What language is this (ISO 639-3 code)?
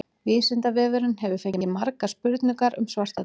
isl